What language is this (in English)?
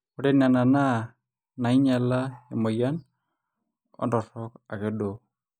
Masai